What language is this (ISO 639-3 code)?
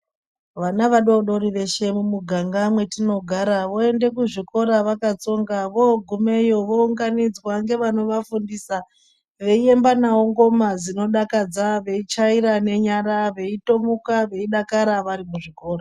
ndc